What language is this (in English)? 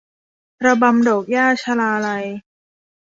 Thai